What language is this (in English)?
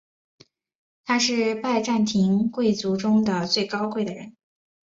Chinese